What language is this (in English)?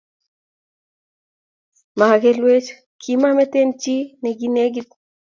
Kalenjin